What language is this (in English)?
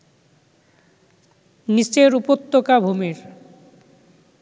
Bangla